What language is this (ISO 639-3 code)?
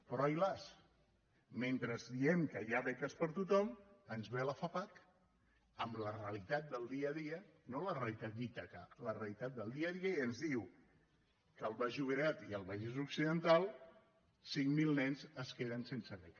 cat